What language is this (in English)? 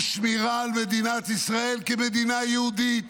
Hebrew